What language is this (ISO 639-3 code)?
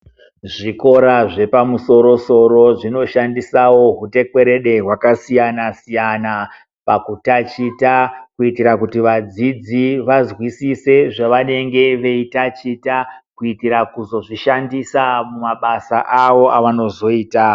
ndc